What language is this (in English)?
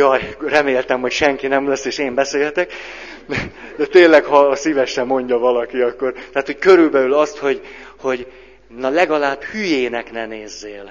Hungarian